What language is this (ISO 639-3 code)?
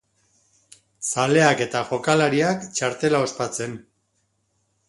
eus